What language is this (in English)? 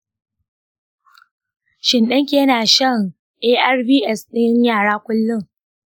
Hausa